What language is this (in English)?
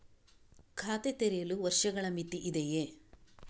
Kannada